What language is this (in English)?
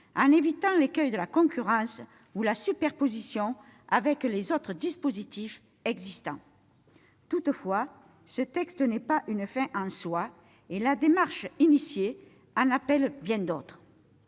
French